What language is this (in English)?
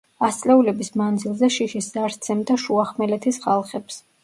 Georgian